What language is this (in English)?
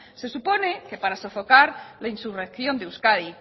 Spanish